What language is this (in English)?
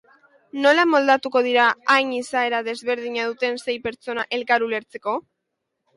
Basque